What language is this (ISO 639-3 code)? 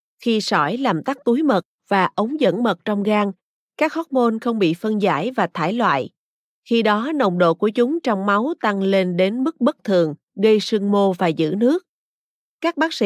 vie